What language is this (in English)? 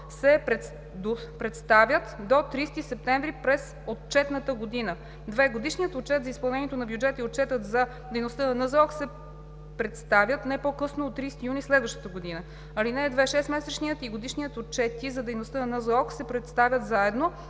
Bulgarian